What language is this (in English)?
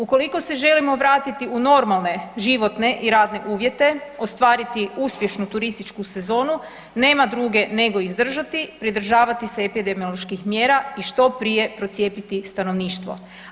Croatian